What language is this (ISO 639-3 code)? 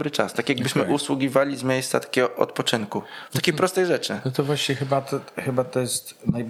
pol